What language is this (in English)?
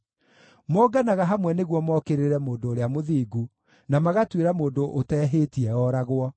Kikuyu